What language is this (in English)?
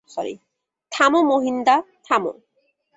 Bangla